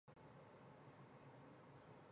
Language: Chinese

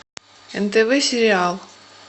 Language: Russian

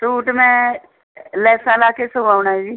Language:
Punjabi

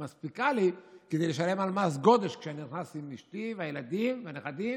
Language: Hebrew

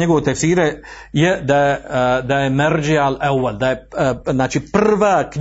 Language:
Croatian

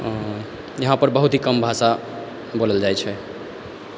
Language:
Maithili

